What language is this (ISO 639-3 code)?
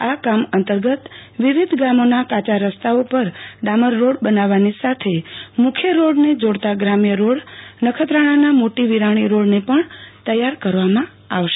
guj